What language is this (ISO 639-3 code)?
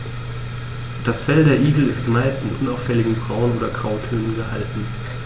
deu